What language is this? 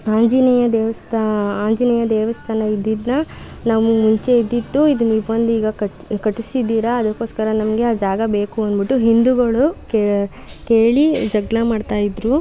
Kannada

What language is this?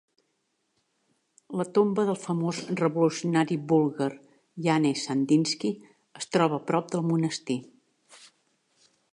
Catalan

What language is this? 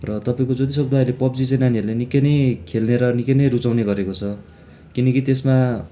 Nepali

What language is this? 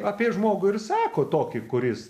Lithuanian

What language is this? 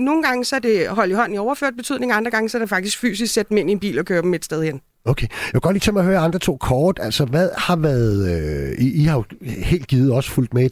Danish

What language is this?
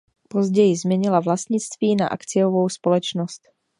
Czech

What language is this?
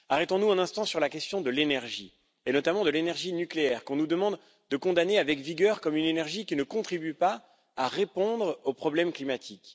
French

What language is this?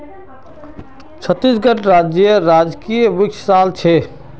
Magahi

